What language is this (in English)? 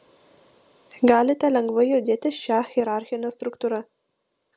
Lithuanian